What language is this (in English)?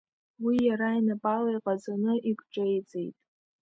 Abkhazian